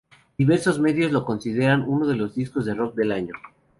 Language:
Spanish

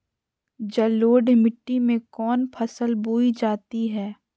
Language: Magahi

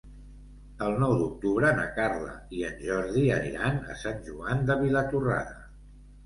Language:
Catalan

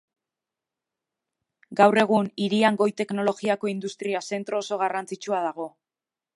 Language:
Basque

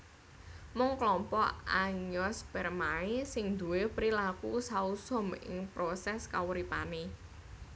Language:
Javanese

